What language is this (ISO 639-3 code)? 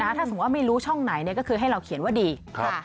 tha